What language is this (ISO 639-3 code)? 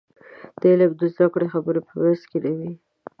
pus